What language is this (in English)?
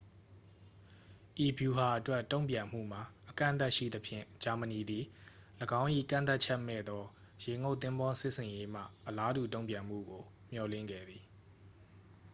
Burmese